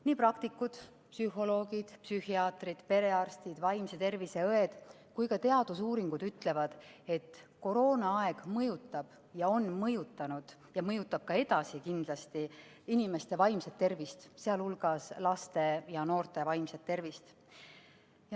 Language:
Estonian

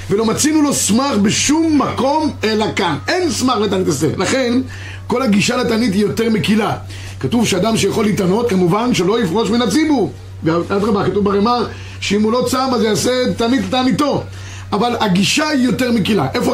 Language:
Hebrew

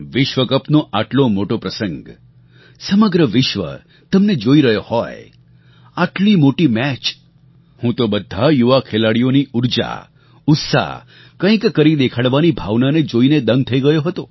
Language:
Gujarati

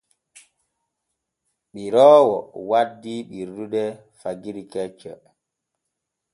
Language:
Borgu Fulfulde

